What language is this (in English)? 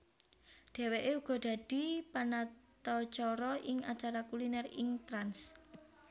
Javanese